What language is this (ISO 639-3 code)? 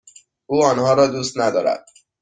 fas